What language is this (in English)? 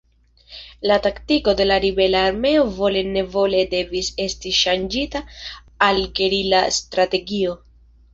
Esperanto